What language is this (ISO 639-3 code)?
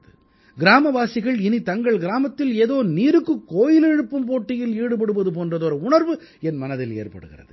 tam